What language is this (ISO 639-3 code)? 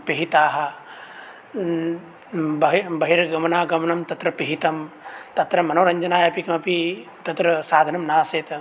san